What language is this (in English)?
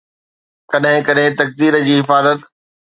Sindhi